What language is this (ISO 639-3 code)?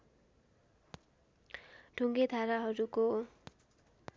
nep